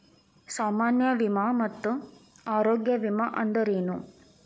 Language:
Kannada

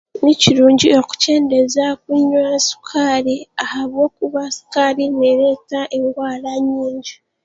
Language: Chiga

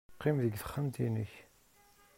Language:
Kabyle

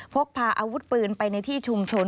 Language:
Thai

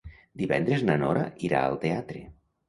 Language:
Catalan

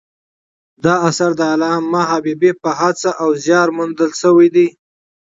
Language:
Pashto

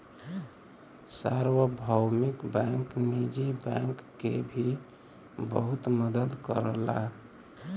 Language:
Bhojpuri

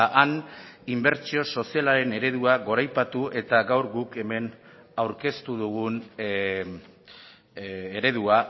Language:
Basque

